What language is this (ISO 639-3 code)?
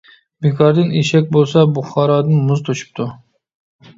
uig